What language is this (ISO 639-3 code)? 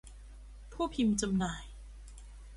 tha